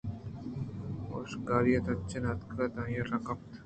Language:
Eastern Balochi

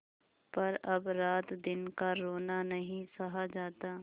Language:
Hindi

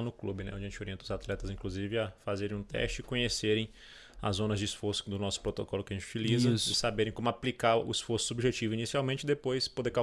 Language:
Portuguese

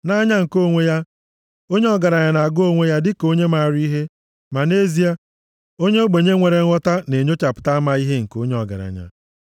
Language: Igbo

